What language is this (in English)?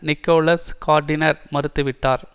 Tamil